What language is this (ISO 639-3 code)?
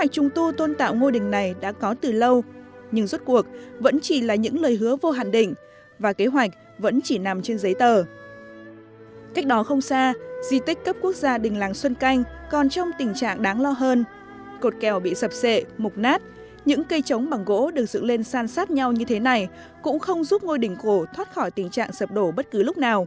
vie